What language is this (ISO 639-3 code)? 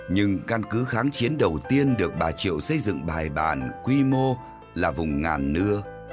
vie